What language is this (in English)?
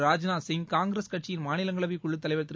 Tamil